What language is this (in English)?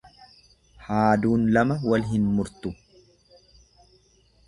Oromo